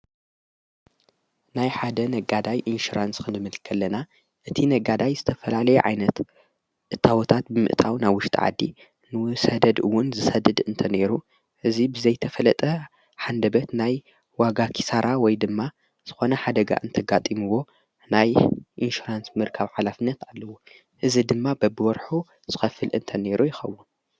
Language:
Tigrinya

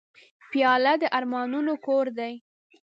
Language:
Pashto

